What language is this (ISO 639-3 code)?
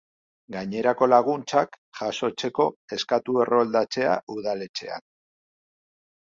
eus